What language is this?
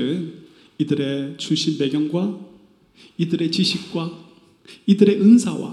Korean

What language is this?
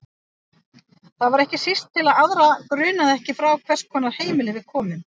Icelandic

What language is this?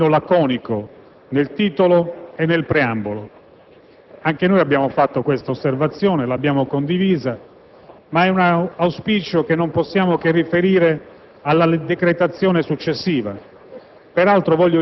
Italian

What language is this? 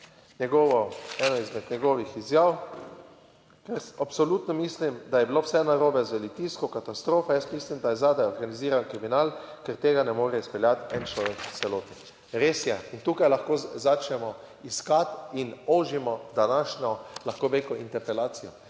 Slovenian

